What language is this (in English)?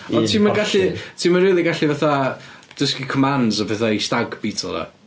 Welsh